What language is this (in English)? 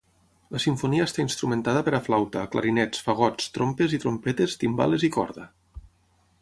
Catalan